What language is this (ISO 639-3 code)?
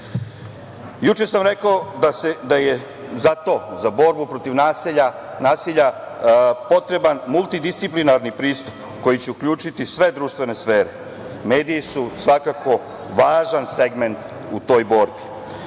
srp